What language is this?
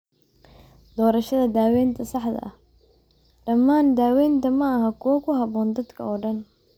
Somali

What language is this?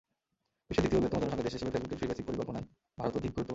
Bangla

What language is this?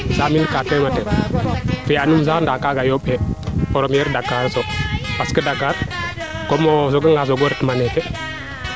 Serer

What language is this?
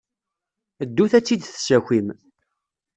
Kabyle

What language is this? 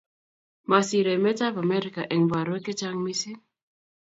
Kalenjin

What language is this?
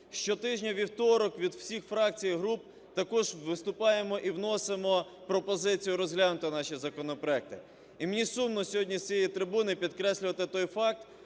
Ukrainian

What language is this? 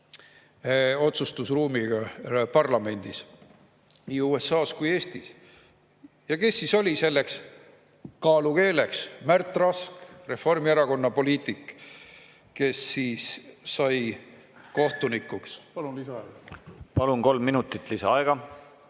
Estonian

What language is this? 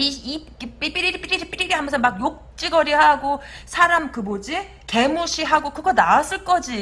Korean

